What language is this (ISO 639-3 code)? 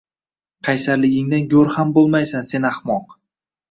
uzb